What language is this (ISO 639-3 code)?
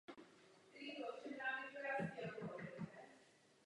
ces